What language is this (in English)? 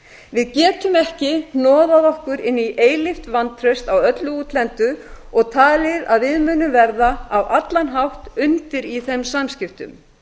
Icelandic